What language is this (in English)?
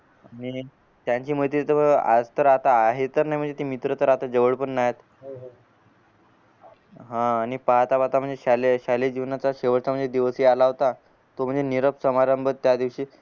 Marathi